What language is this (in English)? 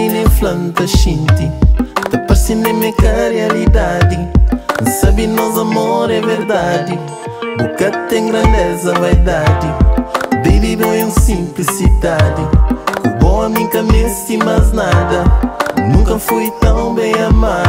Romanian